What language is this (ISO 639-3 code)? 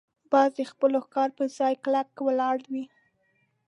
pus